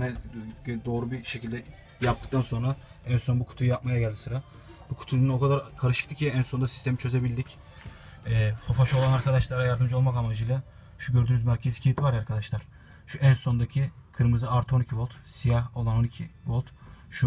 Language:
Turkish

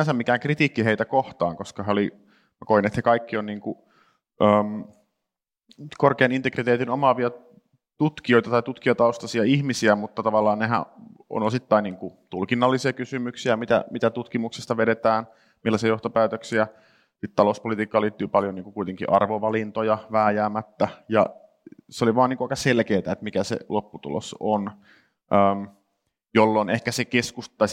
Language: Finnish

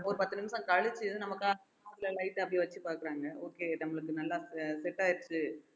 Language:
Tamil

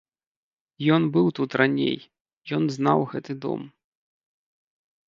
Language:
Belarusian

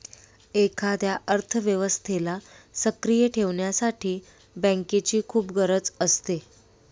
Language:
Marathi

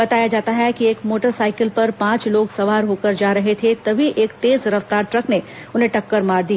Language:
Hindi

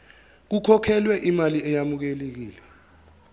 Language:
Zulu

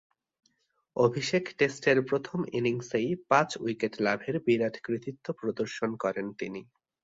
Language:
Bangla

